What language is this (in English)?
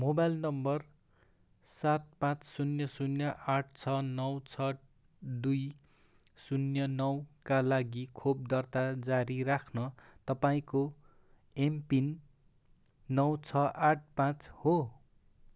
Nepali